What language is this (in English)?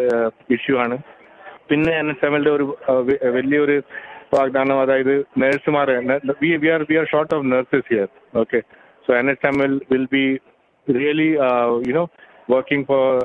Malayalam